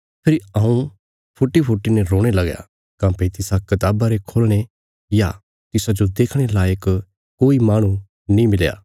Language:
Bilaspuri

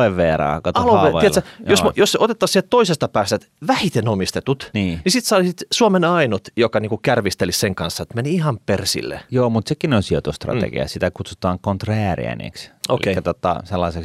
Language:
Finnish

